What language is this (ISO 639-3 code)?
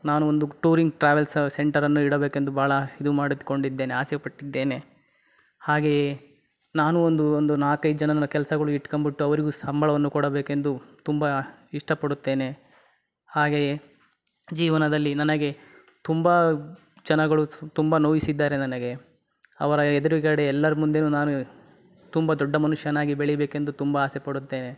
kan